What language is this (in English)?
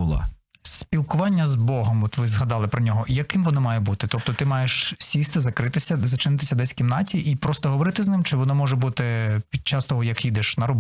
Ukrainian